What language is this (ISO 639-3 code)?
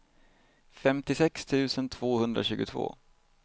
swe